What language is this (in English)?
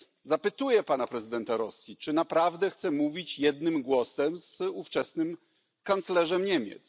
Polish